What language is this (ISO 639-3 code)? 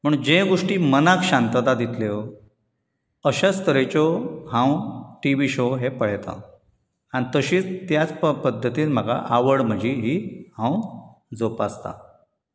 kok